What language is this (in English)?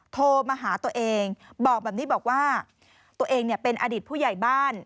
Thai